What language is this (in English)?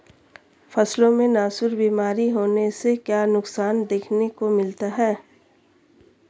Hindi